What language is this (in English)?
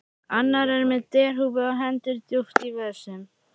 Icelandic